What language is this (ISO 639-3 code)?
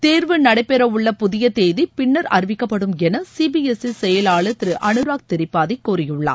tam